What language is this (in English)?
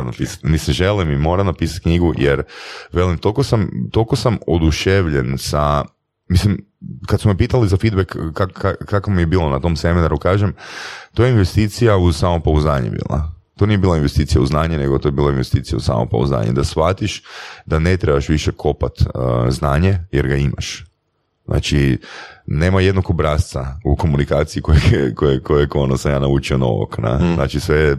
Croatian